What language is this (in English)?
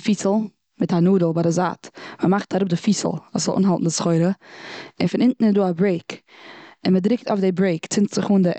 Yiddish